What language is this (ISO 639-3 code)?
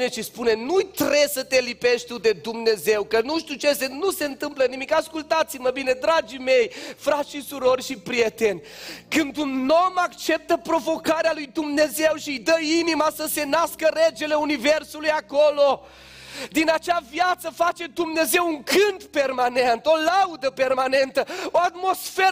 ron